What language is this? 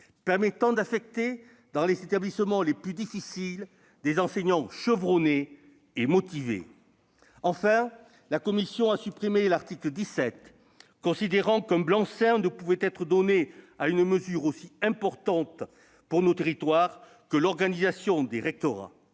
French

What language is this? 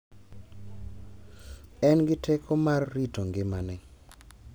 Luo (Kenya and Tanzania)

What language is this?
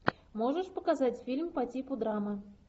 Russian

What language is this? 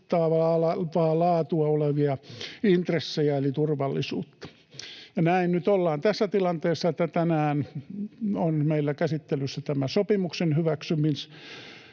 Finnish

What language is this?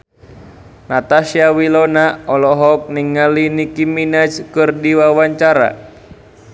Sundanese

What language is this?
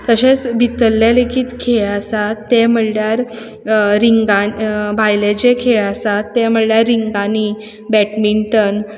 Konkani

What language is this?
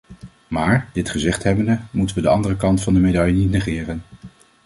Dutch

